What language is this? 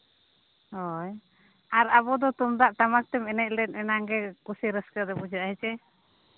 Santali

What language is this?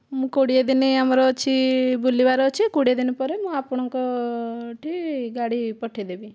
Odia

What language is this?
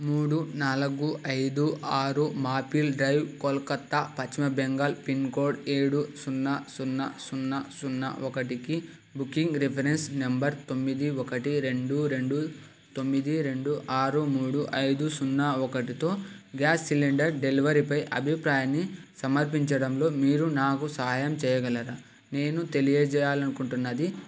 Telugu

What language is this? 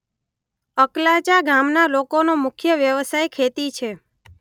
Gujarati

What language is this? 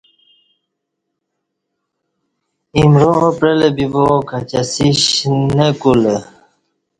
Kati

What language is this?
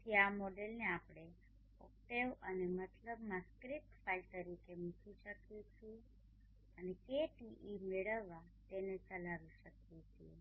Gujarati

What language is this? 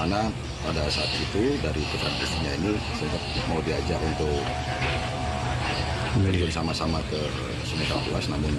Indonesian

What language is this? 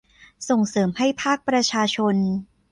Thai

